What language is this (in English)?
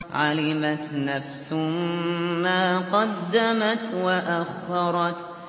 Arabic